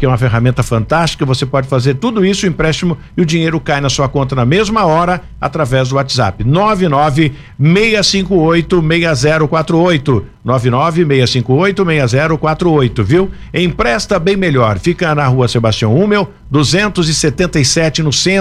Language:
Portuguese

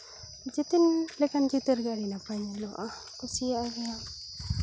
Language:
Santali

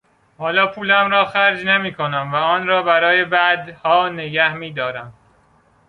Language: Persian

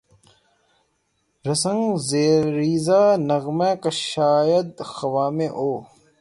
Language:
Urdu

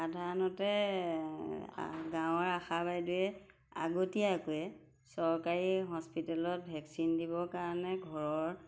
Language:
Assamese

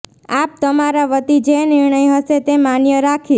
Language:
Gujarati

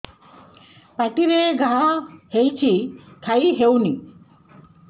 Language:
Odia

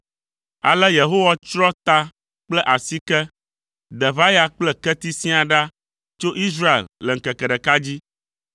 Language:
Ewe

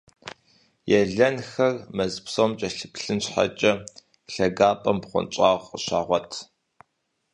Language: Kabardian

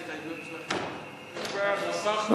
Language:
Hebrew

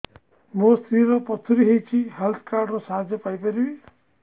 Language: Odia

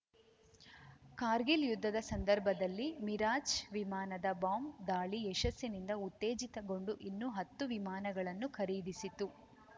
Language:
Kannada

